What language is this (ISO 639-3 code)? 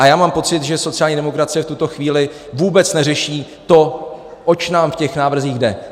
ces